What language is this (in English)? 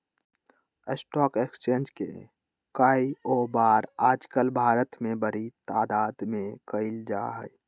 Magahi